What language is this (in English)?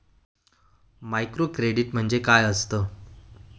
Marathi